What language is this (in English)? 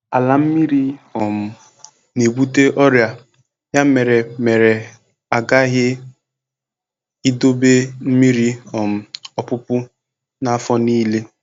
Igbo